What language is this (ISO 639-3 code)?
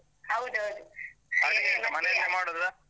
kan